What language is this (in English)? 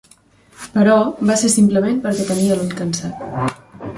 Catalan